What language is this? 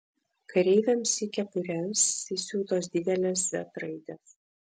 Lithuanian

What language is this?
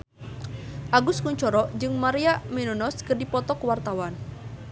Sundanese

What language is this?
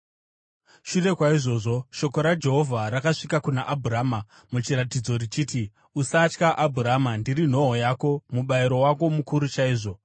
Shona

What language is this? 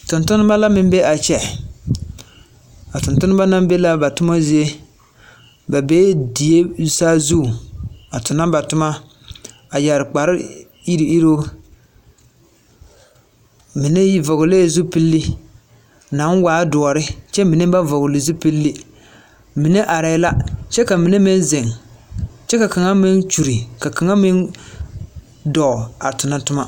Southern Dagaare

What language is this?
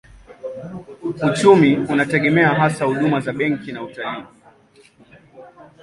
Swahili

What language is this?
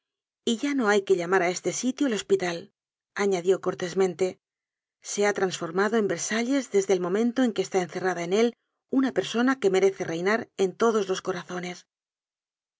Spanish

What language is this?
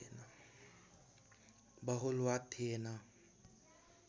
Nepali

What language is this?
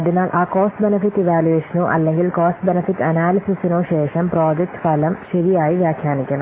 Malayalam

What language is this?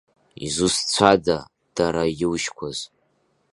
Abkhazian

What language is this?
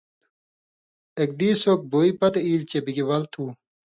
Indus Kohistani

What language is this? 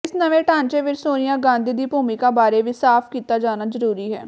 Punjabi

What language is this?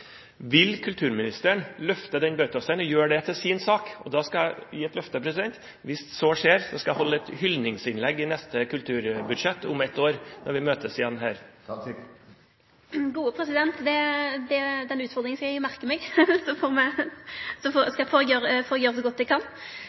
Norwegian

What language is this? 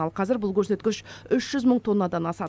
Kazakh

